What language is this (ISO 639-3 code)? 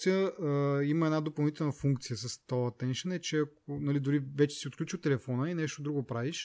bul